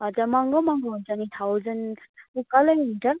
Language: Nepali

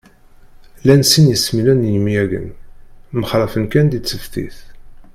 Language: Kabyle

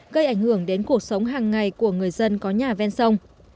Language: Vietnamese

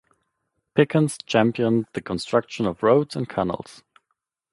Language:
English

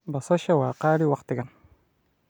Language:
Somali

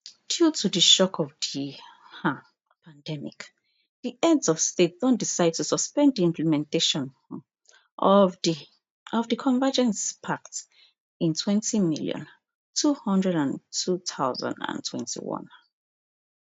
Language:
Nigerian Pidgin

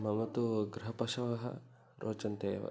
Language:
Sanskrit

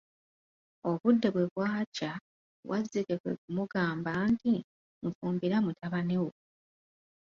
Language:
Ganda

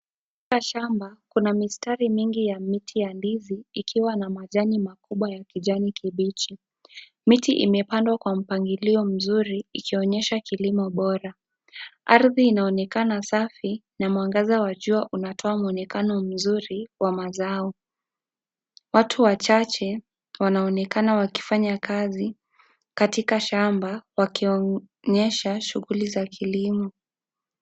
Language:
Swahili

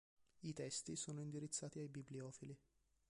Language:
Italian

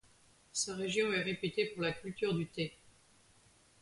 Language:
French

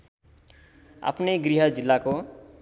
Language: Nepali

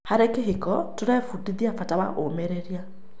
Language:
Kikuyu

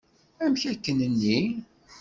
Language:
Kabyle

